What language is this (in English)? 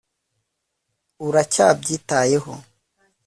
Kinyarwanda